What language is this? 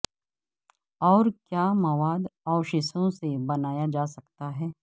Urdu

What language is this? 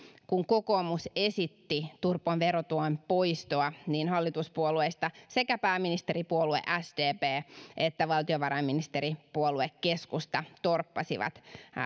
Finnish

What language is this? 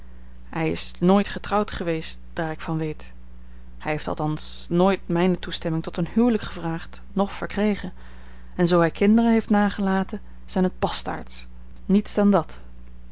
Dutch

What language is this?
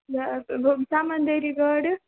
Kashmiri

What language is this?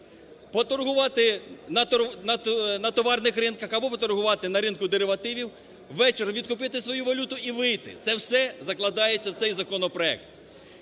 Ukrainian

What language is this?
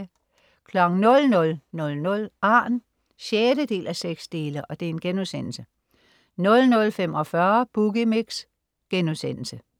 Danish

